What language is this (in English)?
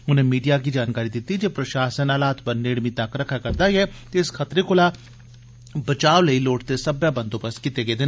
Dogri